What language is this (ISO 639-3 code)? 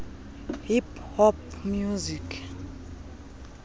xho